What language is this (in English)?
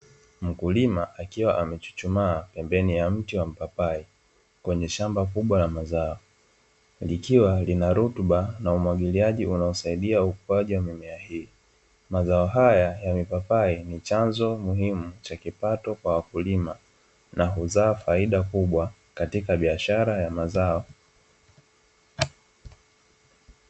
Swahili